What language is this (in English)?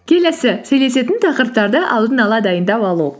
Kazakh